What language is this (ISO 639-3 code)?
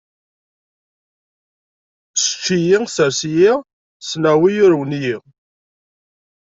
kab